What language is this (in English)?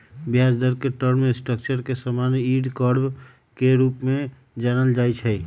Magahi